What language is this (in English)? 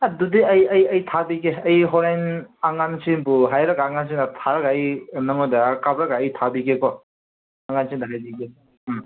Manipuri